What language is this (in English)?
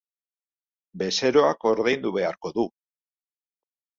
Basque